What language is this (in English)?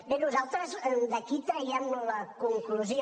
Catalan